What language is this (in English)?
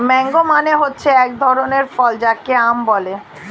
Bangla